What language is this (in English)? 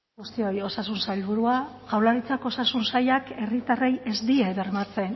Basque